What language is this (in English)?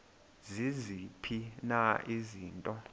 Xhosa